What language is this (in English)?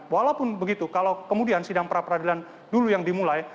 Indonesian